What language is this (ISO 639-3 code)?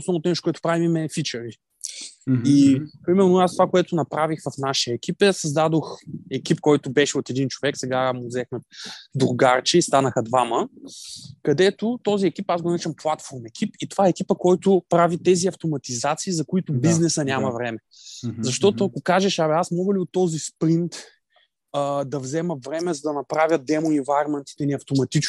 bul